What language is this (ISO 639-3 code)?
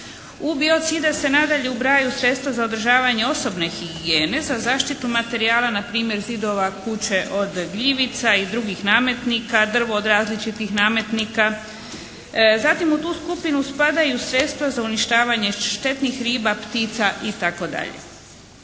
hrv